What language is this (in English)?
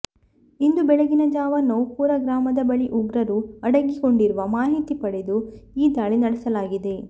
Kannada